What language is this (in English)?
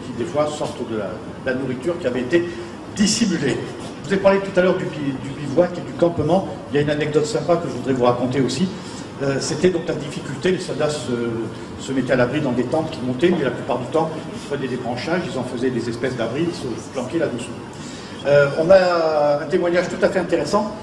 French